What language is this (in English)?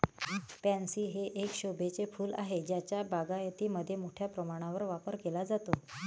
Marathi